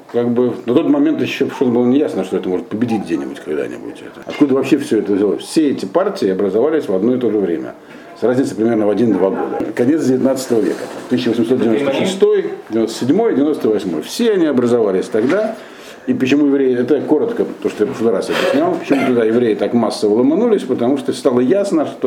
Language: Russian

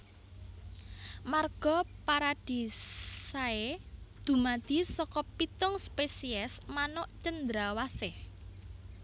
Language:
Javanese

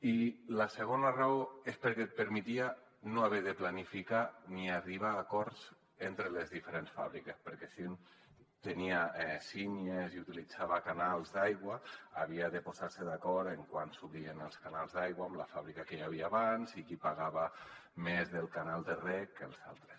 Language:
Catalan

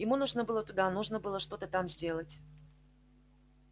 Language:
Russian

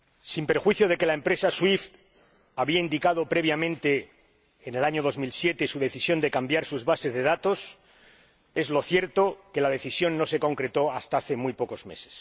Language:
Spanish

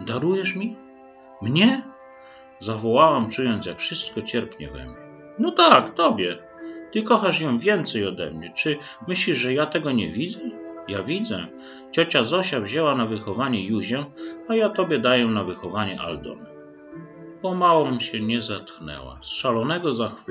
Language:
Polish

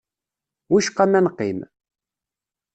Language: Kabyle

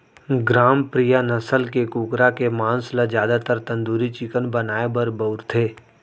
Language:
Chhattisgarhi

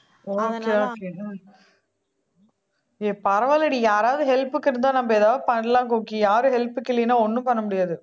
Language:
Tamil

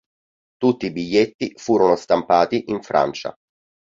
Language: Italian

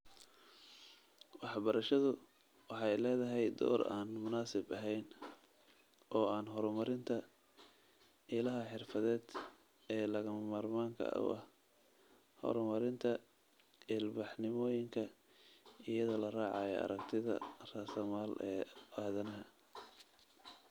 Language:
Somali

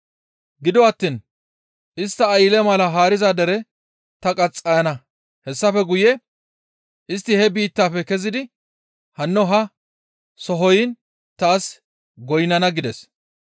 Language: Gamo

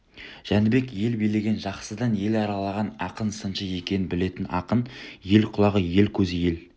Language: Kazakh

